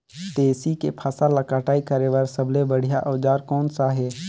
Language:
Chhattisgarhi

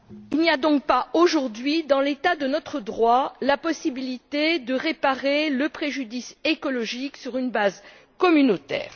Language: French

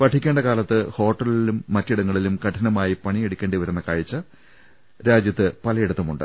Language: Malayalam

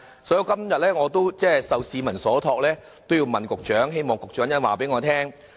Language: Cantonese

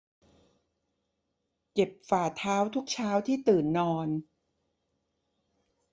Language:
Thai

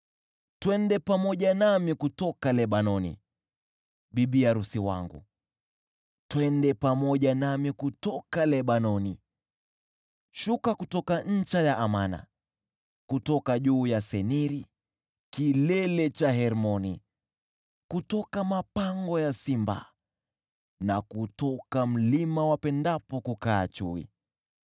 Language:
Swahili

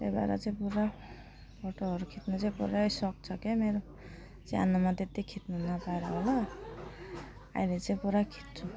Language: Nepali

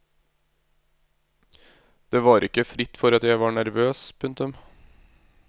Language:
Norwegian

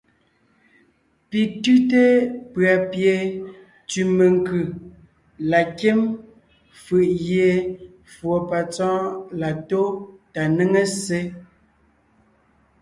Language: Ngiemboon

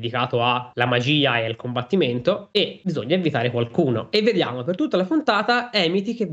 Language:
Italian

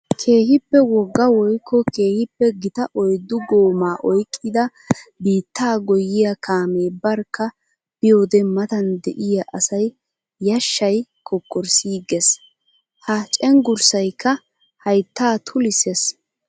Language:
Wolaytta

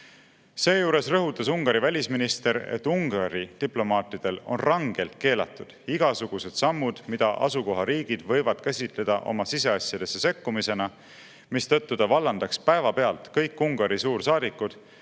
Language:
Estonian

